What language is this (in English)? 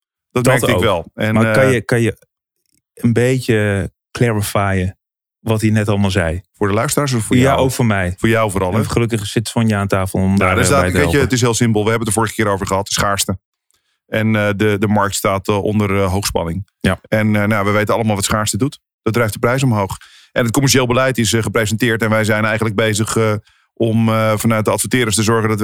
Dutch